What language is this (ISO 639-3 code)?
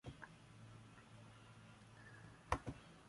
spa